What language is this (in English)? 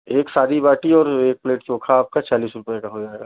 Hindi